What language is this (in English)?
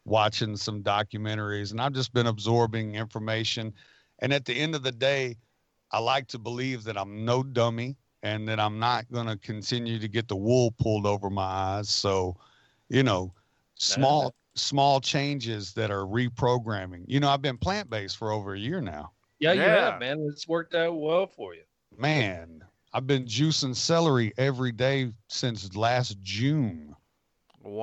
English